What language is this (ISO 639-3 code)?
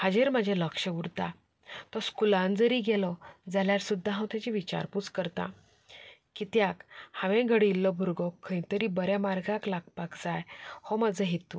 kok